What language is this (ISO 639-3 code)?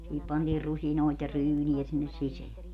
fin